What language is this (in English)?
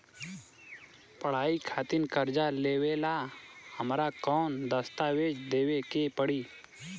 Bhojpuri